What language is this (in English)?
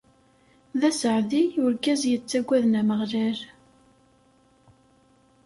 Kabyle